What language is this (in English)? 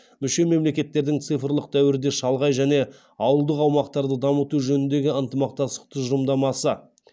Kazakh